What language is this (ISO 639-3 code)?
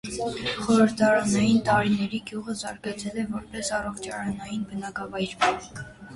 hye